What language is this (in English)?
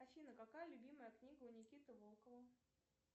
Russian